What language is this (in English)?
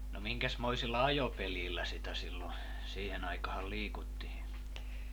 Finnish